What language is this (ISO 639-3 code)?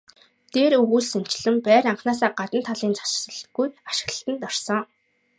mon